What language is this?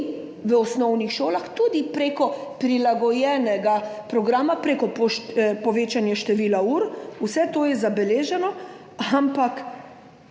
Slovenian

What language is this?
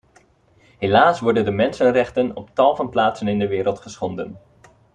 Dutch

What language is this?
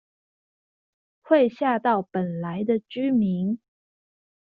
Chinese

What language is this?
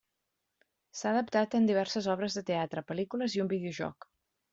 Catalan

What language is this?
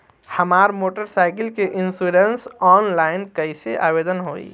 Bhojpuri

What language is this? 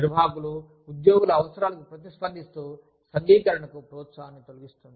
Telugu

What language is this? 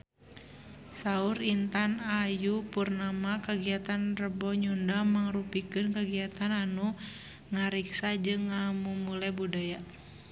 Sundanese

